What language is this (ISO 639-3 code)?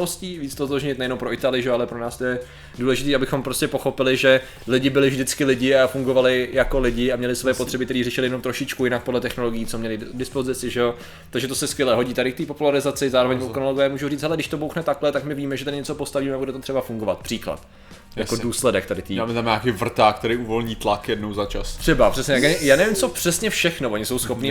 ces